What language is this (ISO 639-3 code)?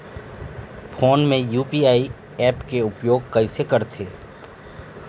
hne